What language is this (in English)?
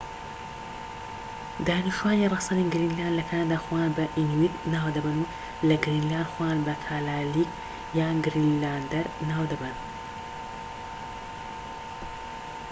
Central Kurdish